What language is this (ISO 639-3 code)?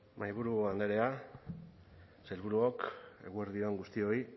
eus